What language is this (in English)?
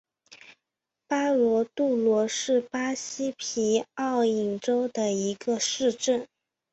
Chinese